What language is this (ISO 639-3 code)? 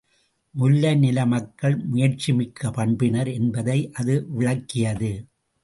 tam